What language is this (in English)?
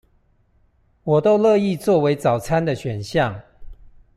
Chinese